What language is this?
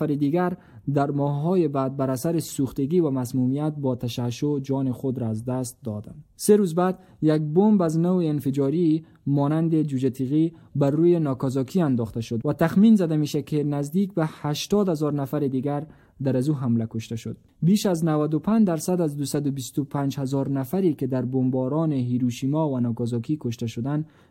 Persian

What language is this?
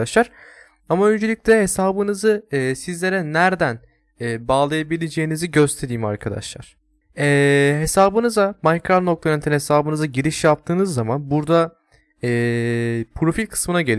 Turkish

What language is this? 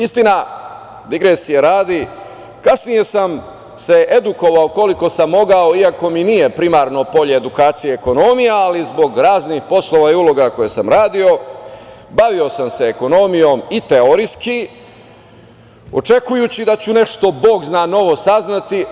Serbian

